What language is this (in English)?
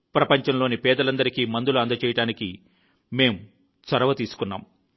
Telugu